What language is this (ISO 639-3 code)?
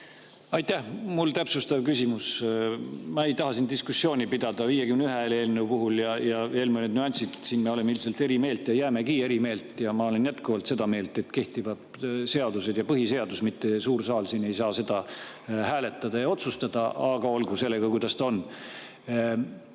est